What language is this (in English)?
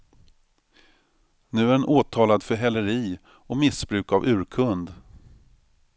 Swedish